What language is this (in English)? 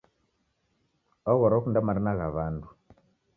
Taita